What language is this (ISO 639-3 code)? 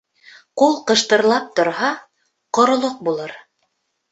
bak